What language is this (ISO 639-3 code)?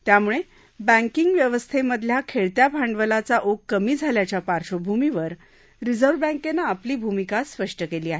mar